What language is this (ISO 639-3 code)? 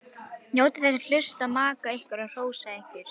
isl